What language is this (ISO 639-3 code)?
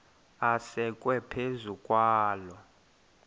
xho